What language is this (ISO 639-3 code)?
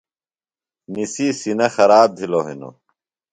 phl